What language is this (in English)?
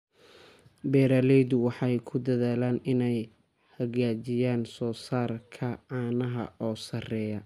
Somali